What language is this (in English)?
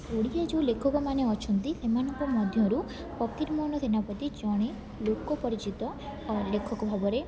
Odia